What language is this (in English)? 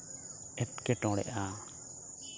Santali